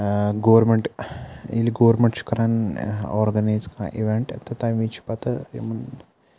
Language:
Kashmiri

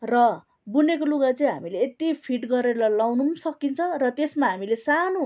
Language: Nepali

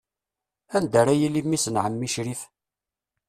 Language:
Kabyle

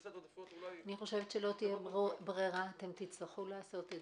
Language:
Hebrew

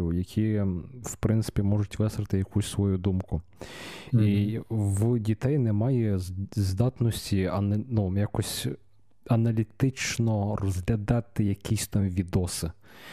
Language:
Ukrainian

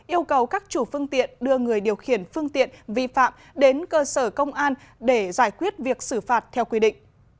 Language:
Vietnamese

